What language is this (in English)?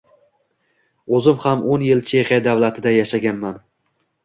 Uzbek